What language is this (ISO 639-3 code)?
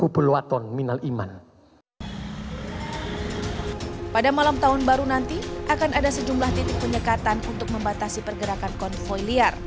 ind